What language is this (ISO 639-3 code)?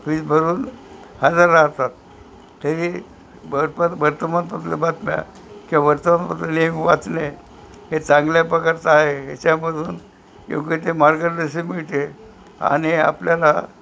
mar